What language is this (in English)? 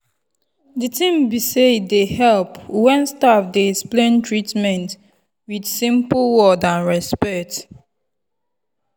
Nigerian Pidgin